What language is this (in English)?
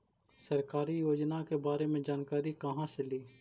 Magahi